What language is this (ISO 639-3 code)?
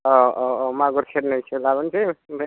brx